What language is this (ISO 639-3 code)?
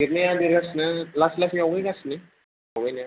brx